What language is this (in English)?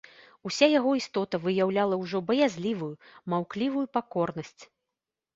Belarusian